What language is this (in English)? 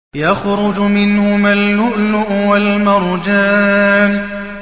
Arabic